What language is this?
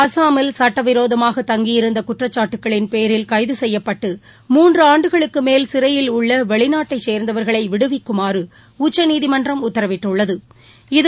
Tamil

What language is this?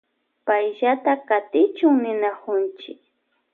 Loja Highland Quichua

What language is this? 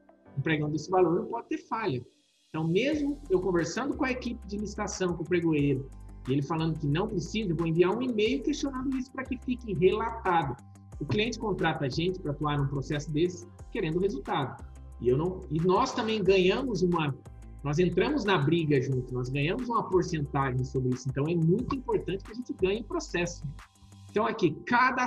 Portuguese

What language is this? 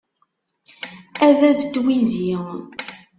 Kabyle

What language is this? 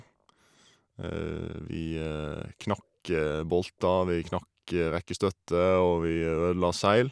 Norwegian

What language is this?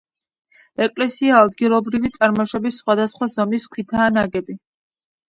Georgian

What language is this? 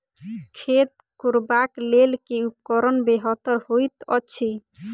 Maithili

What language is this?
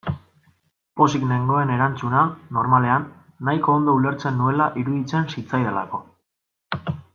Basque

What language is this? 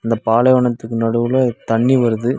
Tamil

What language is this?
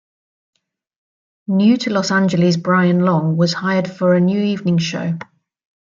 English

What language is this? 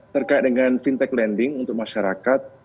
Indonesian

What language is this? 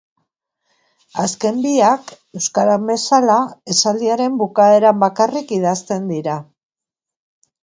Basque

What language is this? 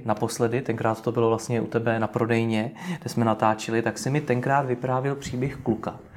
Czech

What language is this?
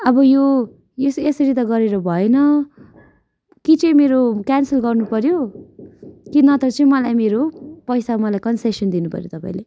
Nepali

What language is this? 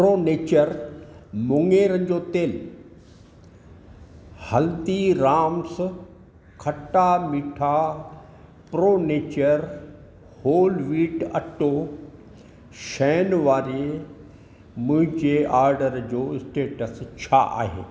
Sindhi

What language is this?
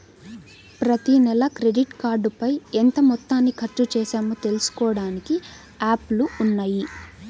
Telugu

